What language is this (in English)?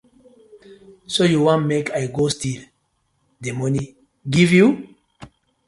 Nigerian Pidgin